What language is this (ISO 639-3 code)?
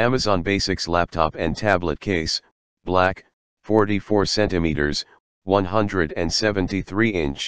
eng